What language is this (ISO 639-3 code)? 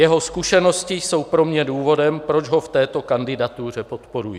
ces